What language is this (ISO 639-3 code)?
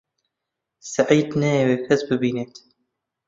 ckb